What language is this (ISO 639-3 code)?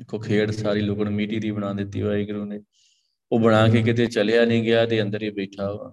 pan